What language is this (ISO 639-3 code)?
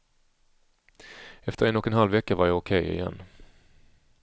swe